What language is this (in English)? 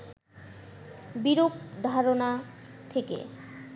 Bangla